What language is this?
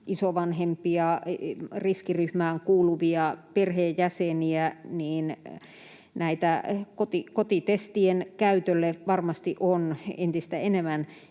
Finnish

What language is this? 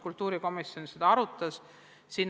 Estonian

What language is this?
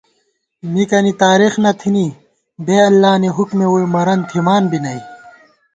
Gawar-Bati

